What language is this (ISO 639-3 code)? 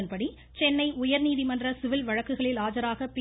tam